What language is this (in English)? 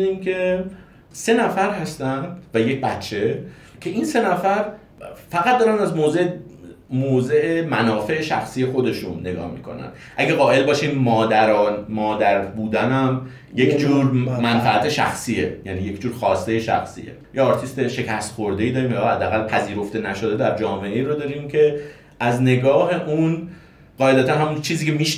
Persian